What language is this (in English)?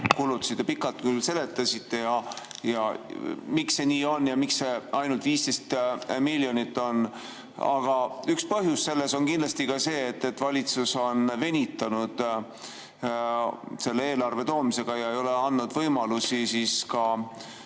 Estonian